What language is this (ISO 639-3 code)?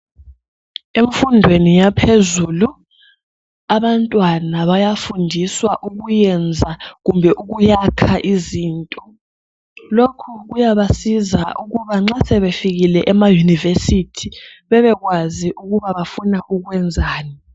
nde